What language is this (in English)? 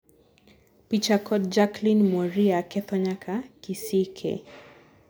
Luo (Kenya and Tanzania)